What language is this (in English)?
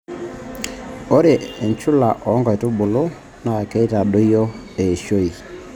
Masai